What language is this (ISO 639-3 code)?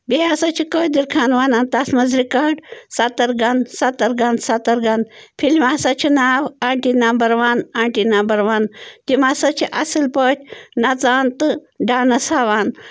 kas